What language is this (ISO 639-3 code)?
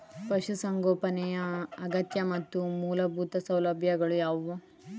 kan